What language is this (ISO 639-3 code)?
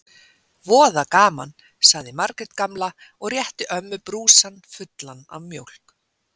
isl